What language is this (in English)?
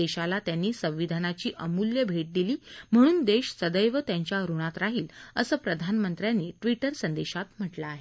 Marathi